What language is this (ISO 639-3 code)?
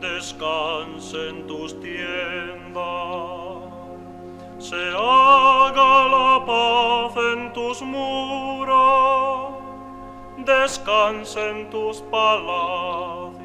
ell